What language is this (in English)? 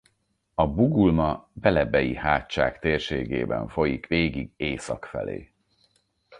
Hungarian